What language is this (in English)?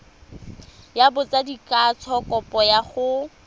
Tswana